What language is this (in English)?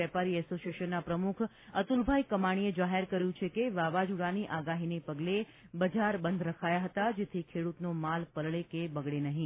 Gujarati